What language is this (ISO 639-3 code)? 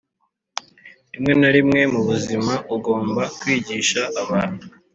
kin